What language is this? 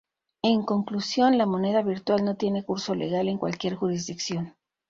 Spanish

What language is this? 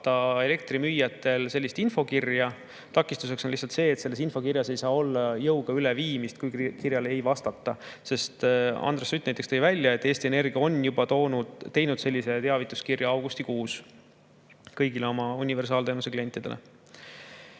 Estonian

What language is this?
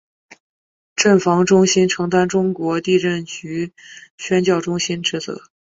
Chinese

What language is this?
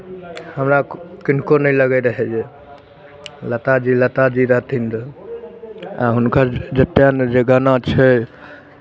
Maithili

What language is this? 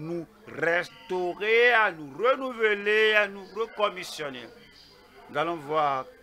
French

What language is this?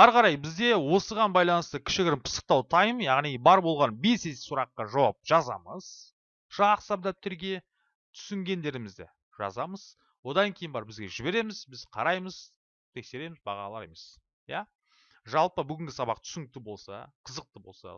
Turkish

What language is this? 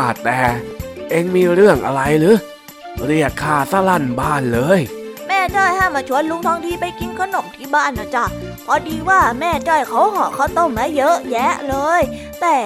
Thai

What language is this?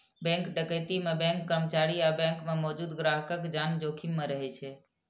Maithili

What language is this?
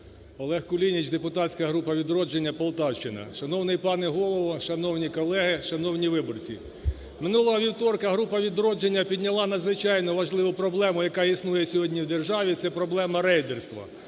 Ukrainian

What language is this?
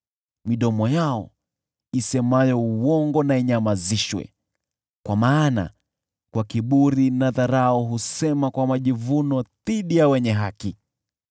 Swahili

